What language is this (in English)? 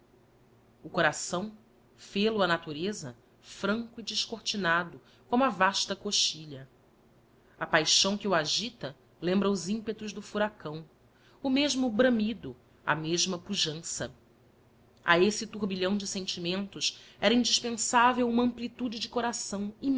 Portuguese